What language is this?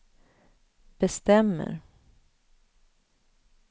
Swedish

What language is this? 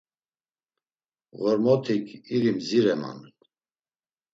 Laz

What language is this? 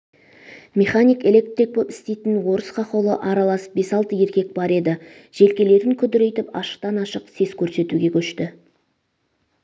Kazakh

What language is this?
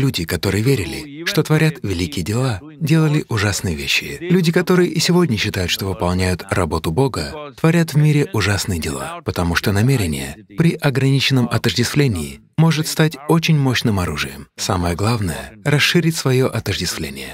Russian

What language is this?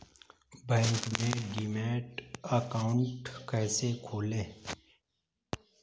Hindi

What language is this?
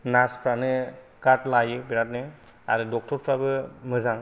Bodo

